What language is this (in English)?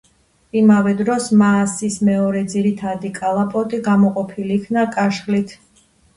Georgian